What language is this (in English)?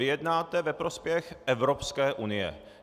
Czech